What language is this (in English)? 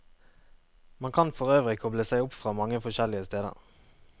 Norwegian